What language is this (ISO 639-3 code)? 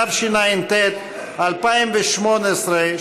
heb